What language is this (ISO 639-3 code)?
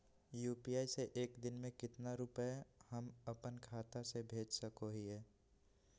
mag